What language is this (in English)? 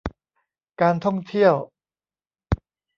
Thai